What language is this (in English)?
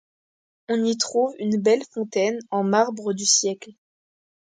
French